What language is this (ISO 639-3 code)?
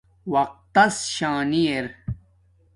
dmk